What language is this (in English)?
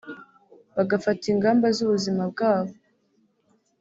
Kinyarwanda